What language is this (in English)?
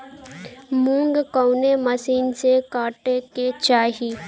Bhojpuri